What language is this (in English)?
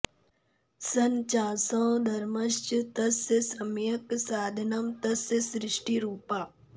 Sanskrit